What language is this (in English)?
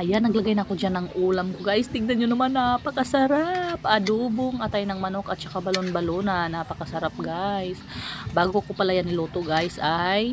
Filipino